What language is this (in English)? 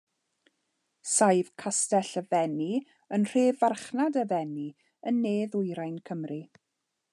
Welsh